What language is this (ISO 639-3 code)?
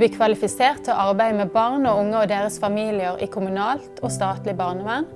nor